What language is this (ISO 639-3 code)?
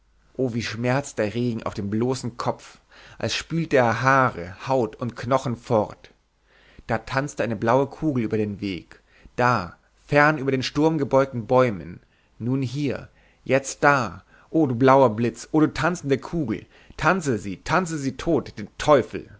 deu